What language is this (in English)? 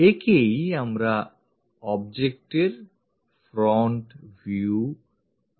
Bangla